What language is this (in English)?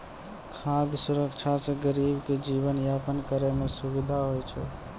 Maithili